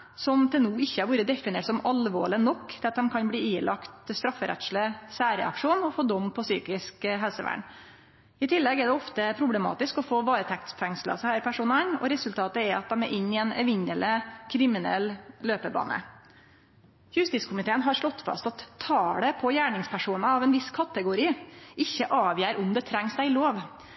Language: Norwegian Nynorsk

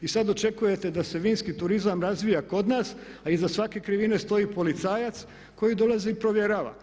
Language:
Croatian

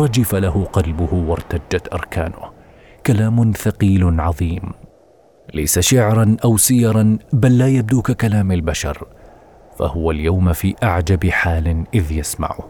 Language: Arabic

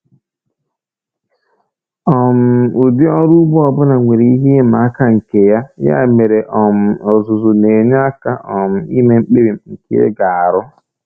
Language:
Igbo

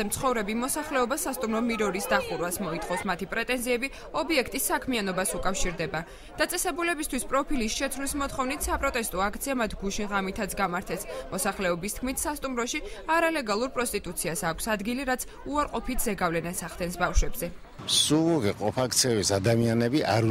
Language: Romanian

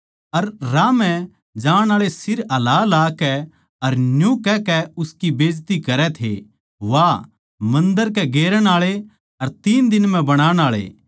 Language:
Haryanvi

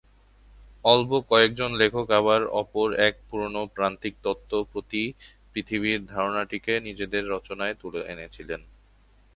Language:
Bangla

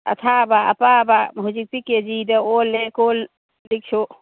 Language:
Manipuri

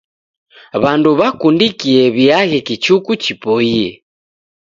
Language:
Taita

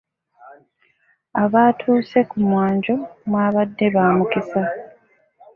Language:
Ganda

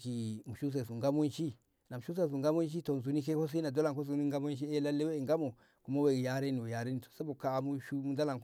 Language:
Ngamo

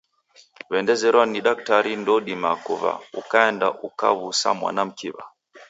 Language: Taita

